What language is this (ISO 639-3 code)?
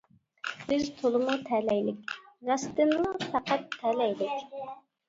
uig